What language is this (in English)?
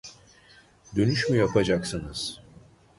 Turkish